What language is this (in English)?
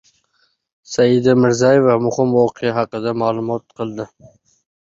Uzbek